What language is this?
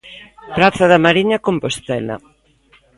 Galician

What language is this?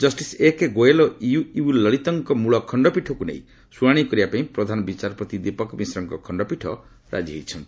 Odia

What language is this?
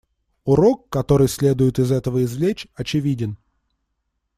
Russian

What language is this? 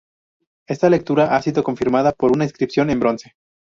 Spanish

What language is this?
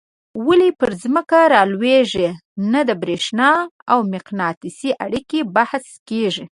Pashto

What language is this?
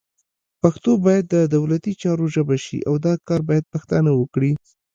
Pashto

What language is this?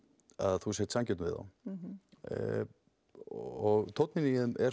Icelandic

